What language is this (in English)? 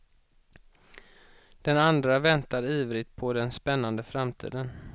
Swedish